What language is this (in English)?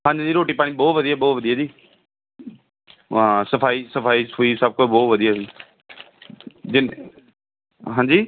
Punjabi